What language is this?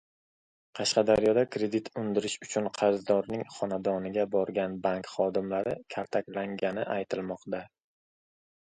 Uzbek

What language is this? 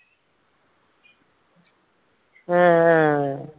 Malayalam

